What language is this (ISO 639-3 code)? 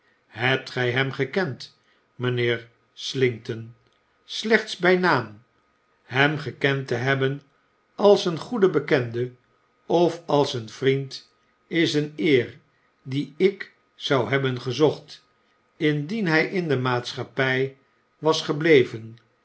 nld